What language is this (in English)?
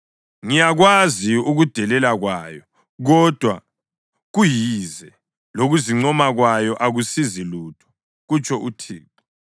North Ndebele